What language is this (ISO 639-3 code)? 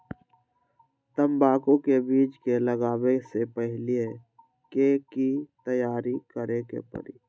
mag